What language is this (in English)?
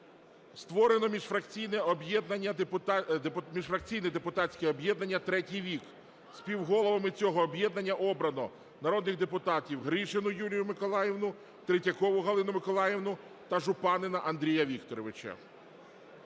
Ukrainian